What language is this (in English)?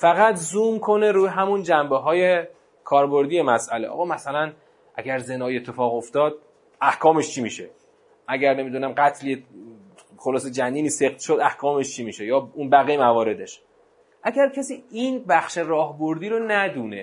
Persian